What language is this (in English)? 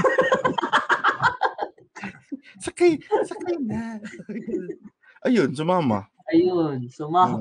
Filipino